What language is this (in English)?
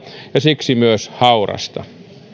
Finnish